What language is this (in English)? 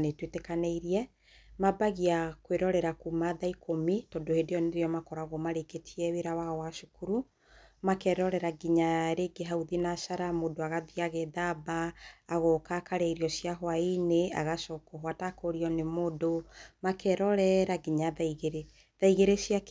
Kikuyu